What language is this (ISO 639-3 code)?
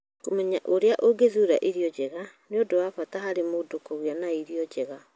kik